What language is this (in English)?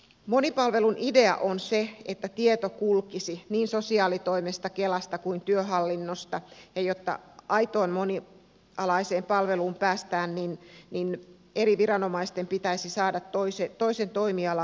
Finnish